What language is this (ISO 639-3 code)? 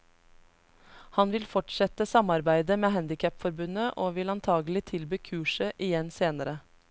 nor